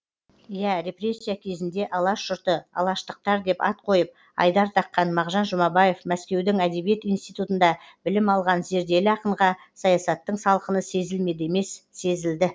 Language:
Kazakh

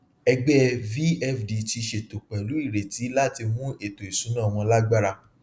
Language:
Yoruba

